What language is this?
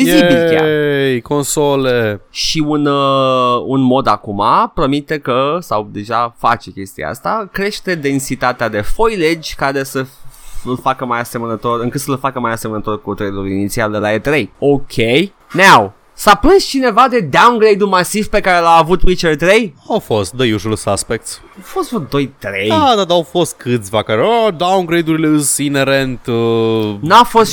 Romanian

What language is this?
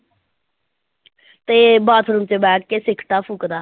Punjabi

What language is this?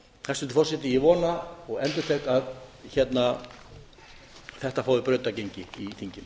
Icelandic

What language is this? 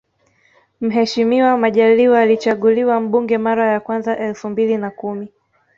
Swahili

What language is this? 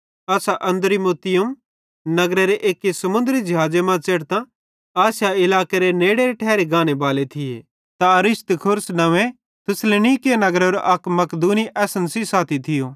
Bhadrawahi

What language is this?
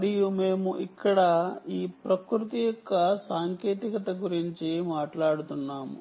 Telugu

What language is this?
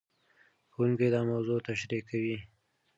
Pashto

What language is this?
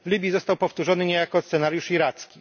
Polish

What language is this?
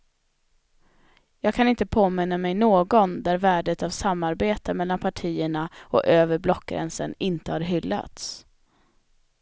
Swedish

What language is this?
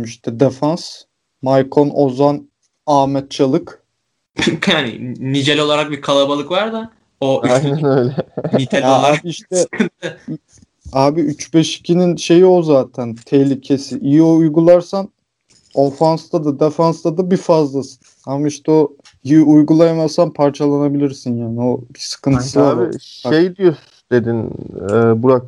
Turkish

